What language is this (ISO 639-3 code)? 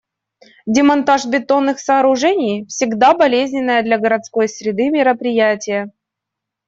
rus